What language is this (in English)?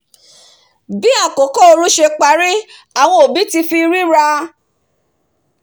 Yoruba